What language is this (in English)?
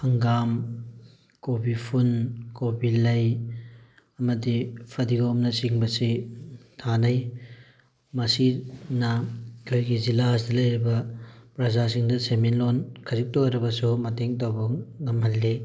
Manipuri